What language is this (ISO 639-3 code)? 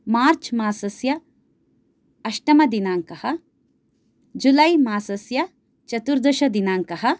san